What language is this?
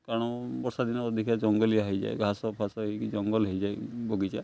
Odia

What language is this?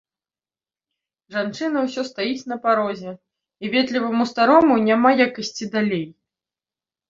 Belarusian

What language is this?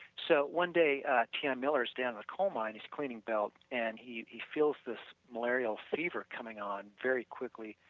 English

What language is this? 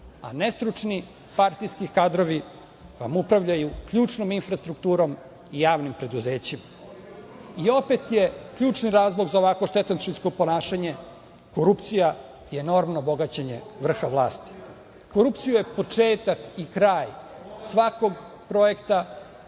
Serbian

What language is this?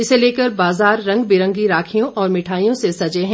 Hindi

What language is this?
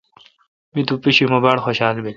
Kalkoti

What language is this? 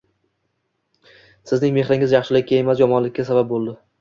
Uzbek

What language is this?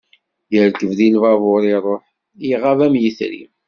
Kabyle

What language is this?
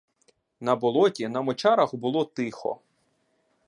Ukrainian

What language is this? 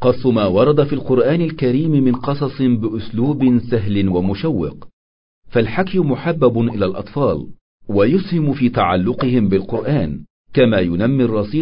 Arabic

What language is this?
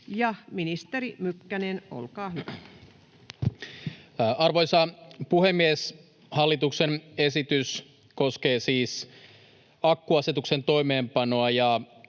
Finnish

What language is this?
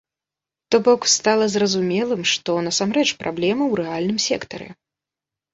Belarusian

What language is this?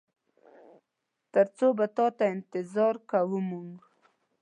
Pashto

